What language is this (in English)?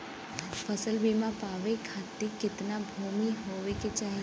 Bhojpuri